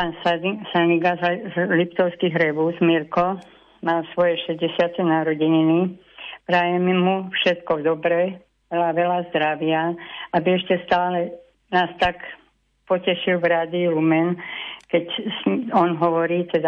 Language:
Slovak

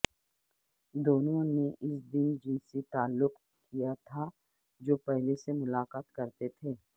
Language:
Urdu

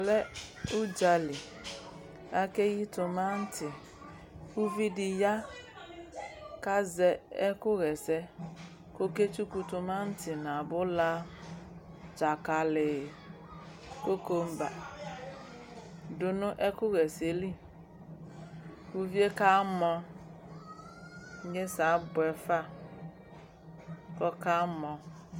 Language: Ikposo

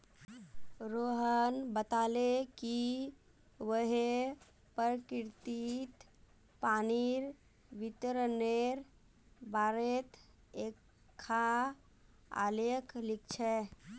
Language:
Magahi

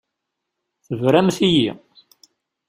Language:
Kabyle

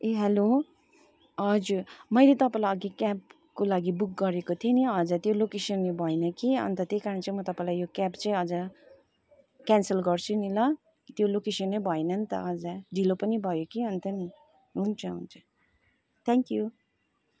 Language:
Nepali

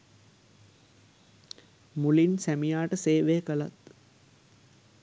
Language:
Sinhala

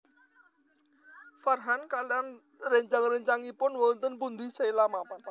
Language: Javanese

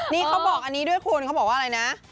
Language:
Thai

